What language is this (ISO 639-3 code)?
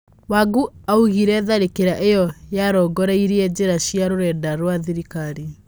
kik